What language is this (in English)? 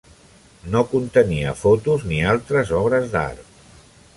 Catalan